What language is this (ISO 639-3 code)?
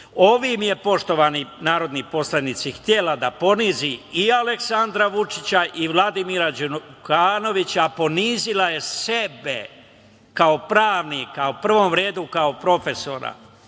srp